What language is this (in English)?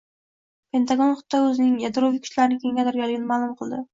Uzbek